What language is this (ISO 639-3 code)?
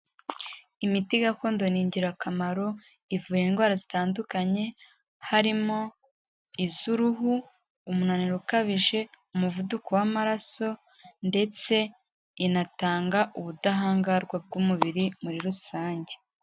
kin